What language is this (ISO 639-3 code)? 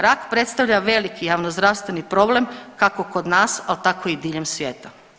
hrv